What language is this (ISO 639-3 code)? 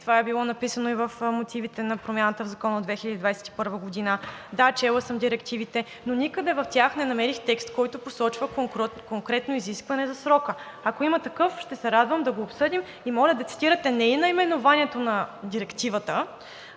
bul